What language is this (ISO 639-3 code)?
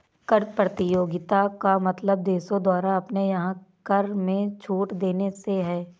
hin